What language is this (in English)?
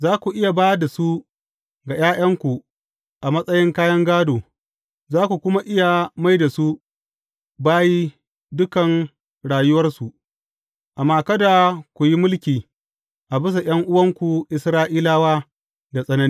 Hausa